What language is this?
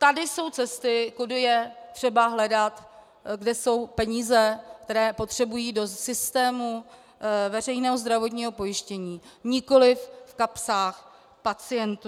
Czech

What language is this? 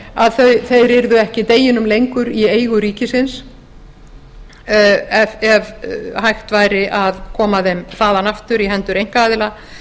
Icelandic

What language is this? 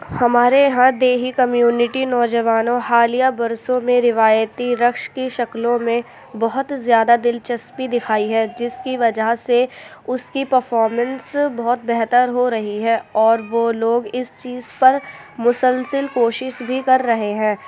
Urdu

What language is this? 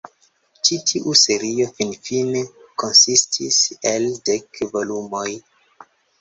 Esperanto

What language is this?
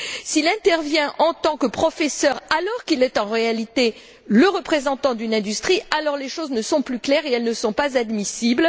French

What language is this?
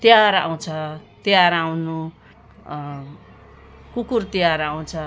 Nepali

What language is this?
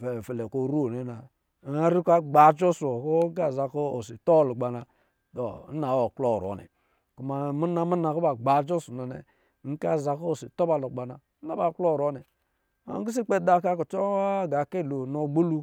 Lijili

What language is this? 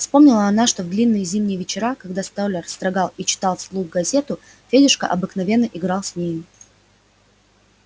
Russian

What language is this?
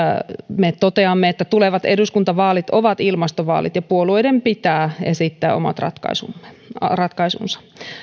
Finnish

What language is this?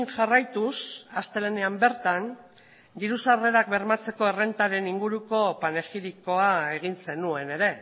Basque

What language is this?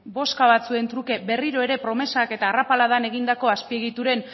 Basque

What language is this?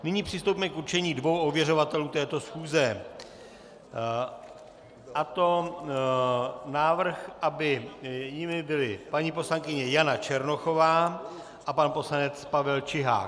Czech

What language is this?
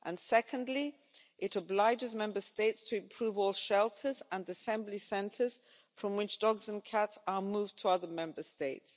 English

